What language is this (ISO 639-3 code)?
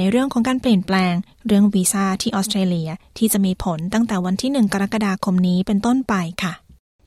tha